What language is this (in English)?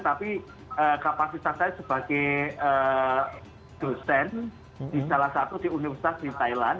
Indonesian